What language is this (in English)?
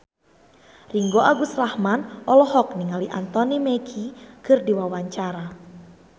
Sundanese